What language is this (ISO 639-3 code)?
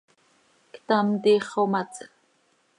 sei